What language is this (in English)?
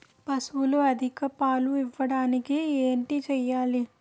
Telugu